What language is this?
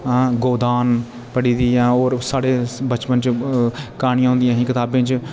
Dogri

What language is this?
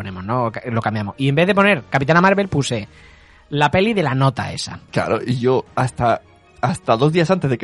Spanish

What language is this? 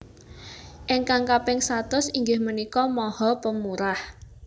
Javanese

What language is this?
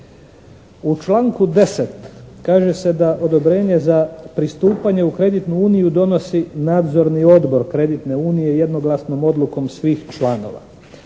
Croatian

